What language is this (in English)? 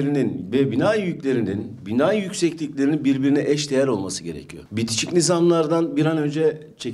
Turkish